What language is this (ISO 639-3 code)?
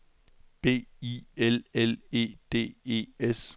dan